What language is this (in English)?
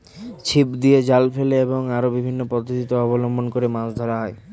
Bangla